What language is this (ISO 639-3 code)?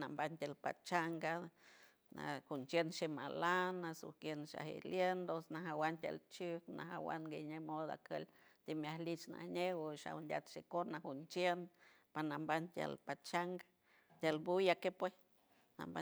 hue